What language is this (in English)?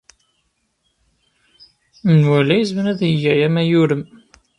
Kabyle